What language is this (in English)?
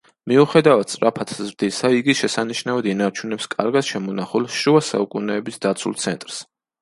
Georgian